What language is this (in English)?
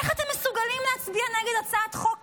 Hebrew